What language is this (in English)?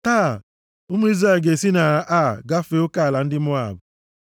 Igbo